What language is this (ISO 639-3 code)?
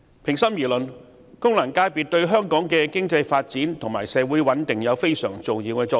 yue